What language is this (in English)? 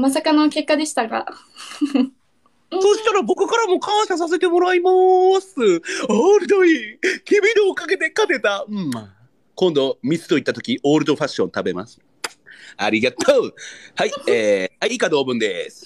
Japanese